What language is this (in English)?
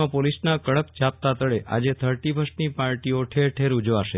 Gujarati